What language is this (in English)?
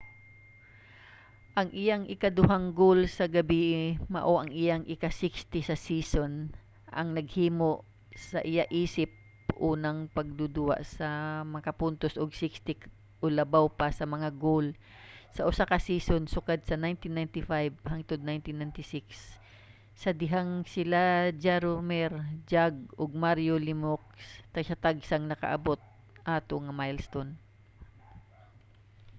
Cebuano